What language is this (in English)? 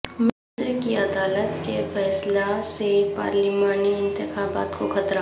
Urdu